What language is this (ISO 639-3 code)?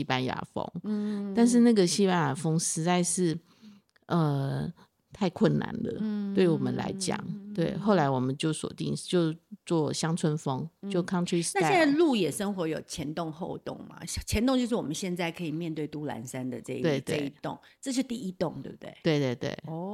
zho